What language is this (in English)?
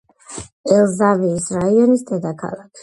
Georgian